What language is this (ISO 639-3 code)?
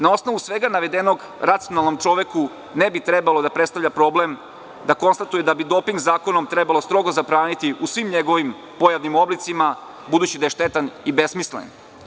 srp